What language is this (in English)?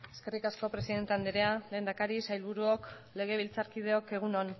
Basque